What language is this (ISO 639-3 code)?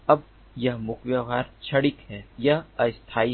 hin